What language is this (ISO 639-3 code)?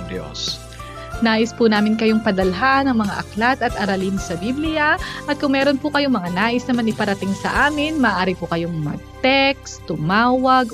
fil